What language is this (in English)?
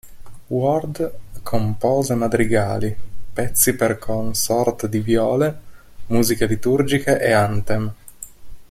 Italian